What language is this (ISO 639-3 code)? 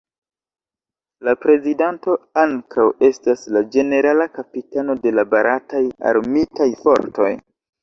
epo